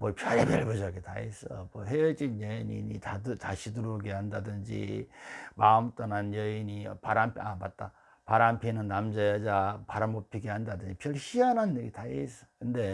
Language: Korean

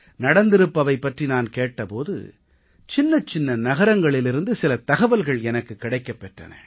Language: Tamil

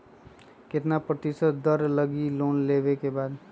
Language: Magahi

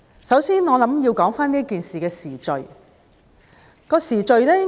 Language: Cantonese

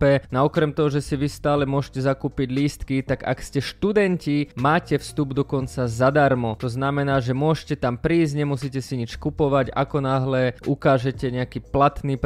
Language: Slovak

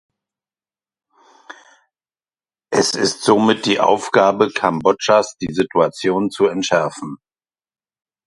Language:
German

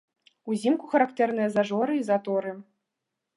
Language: Belarusian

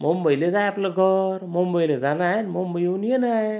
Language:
Marathi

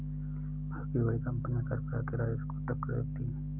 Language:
Hindi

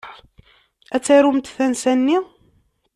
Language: Kabyle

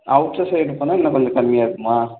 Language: Tamil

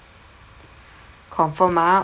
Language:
English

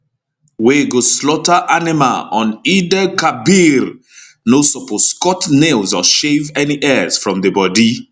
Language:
Nigerian Pidgin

